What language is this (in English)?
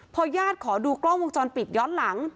Thai